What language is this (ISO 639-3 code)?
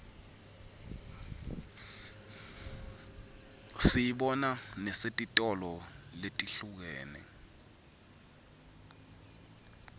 ssw